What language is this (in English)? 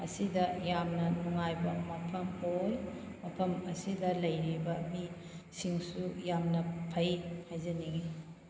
Manipuri